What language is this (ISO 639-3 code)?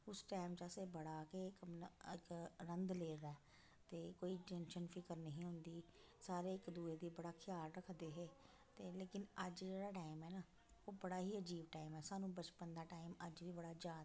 doi